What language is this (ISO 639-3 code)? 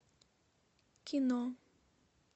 rus